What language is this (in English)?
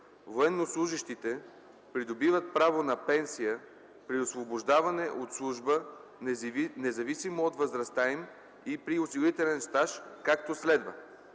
Bulgarian